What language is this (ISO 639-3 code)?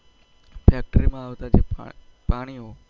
guj